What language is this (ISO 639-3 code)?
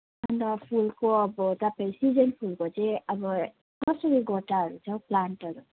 nep